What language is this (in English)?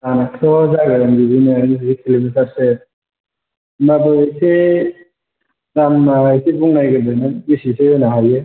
Bodo